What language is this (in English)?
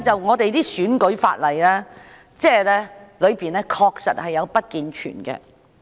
Cantonese